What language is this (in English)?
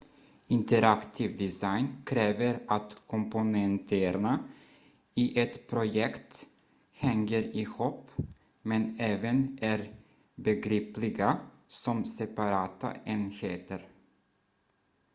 Swedish